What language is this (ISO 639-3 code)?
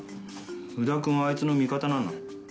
jpn